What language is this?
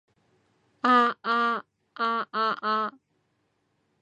Cantonese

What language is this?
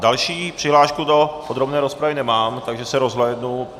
Czech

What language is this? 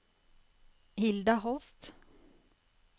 Norwegian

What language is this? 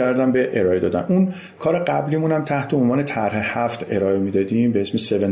Persian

